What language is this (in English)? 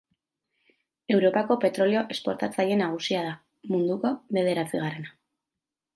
Basque